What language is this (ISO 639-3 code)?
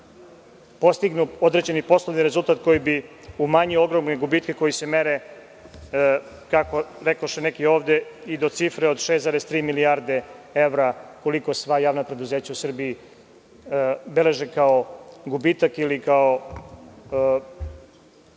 srp